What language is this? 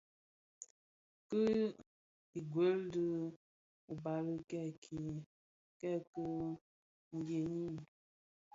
Bafia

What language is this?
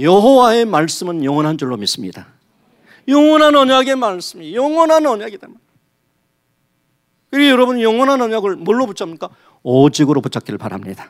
Korean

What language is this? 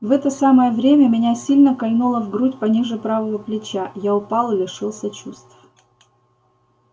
Russian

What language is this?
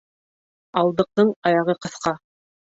Bashkir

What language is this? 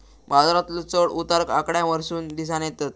Marathi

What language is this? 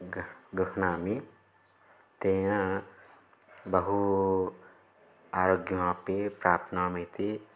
Sanskrit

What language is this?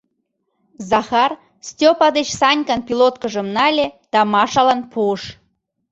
Mari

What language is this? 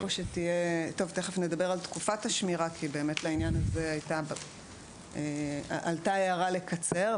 Hebrew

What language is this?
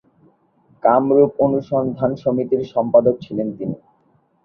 Bangla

